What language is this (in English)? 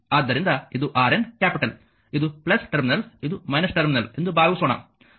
Kannada